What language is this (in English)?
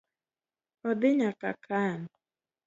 Luo (Kenya and Tanzania)